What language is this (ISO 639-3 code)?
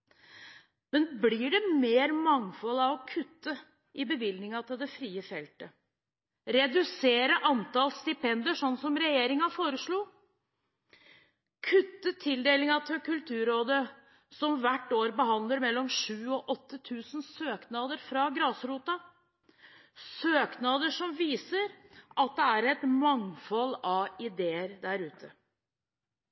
nob